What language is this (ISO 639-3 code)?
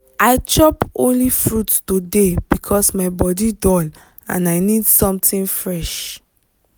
pcm